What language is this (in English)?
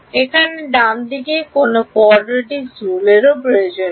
Bangla